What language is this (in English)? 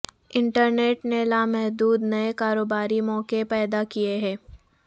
Urdu